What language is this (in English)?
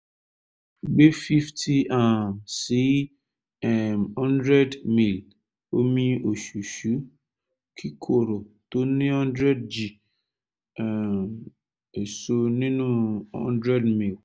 Yoruba